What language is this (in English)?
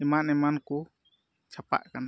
Santali